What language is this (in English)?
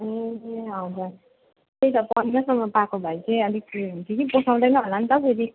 Nepali